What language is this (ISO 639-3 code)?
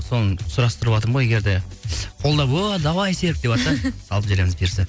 kaz